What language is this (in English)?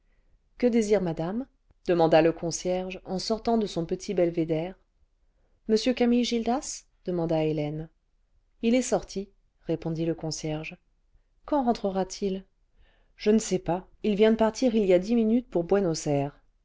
French